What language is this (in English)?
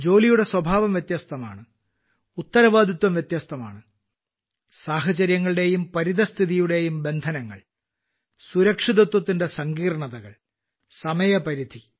Malayalam